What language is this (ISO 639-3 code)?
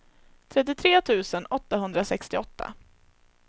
swe